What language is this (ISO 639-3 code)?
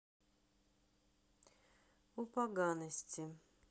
rus